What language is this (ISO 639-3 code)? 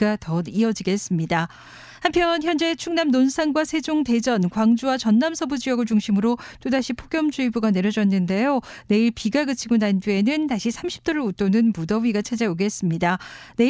kor